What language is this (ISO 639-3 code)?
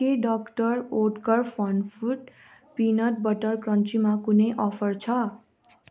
nep